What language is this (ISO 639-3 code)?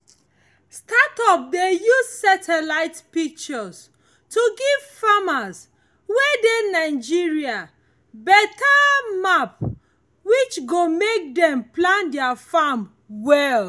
pcm